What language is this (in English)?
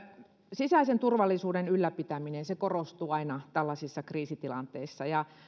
Finnish